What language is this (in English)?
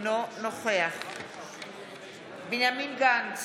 Hebrew